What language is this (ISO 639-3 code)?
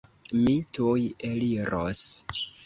epo